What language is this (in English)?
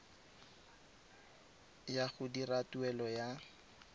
Tswana